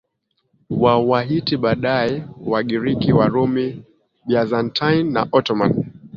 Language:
Swahili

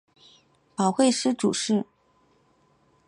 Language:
Chinese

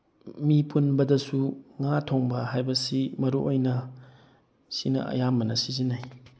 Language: Manipuri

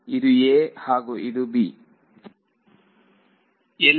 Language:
Kannada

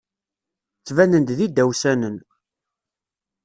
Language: Kabyle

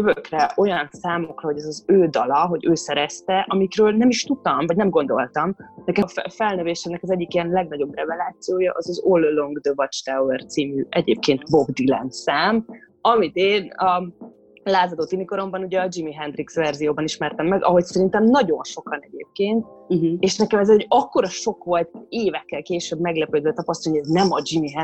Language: Hungarian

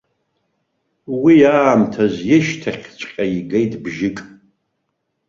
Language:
Abkhazian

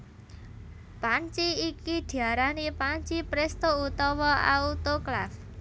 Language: Javanese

